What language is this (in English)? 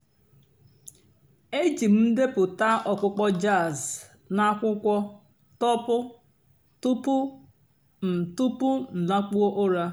Igbo